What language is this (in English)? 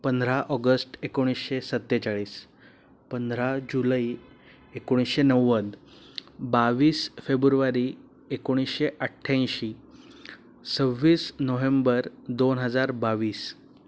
Marathi